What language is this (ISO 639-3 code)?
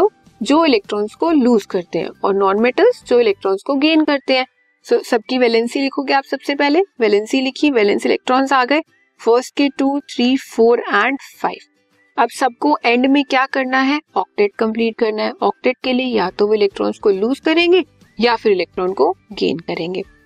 hin